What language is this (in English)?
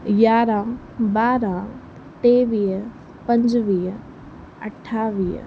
Sindhi